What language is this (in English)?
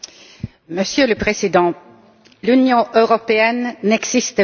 French